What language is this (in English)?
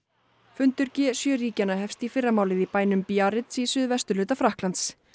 Icelandic